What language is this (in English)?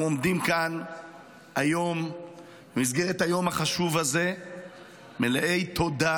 Hebrew